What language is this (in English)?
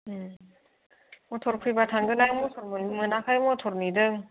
Bodo